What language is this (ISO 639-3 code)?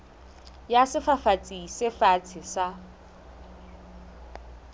sot